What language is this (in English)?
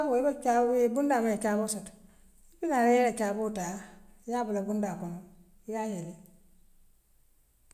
Western Maninkakan